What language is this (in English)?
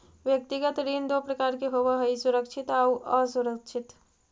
Magahi